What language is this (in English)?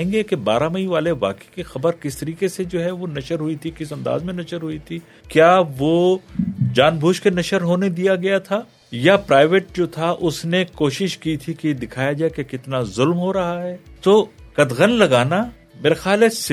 Urdu